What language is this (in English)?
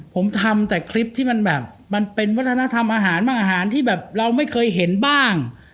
Thai